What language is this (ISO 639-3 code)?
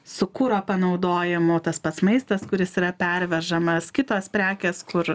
lit